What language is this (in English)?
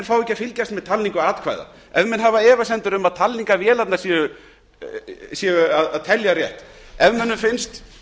Icelandic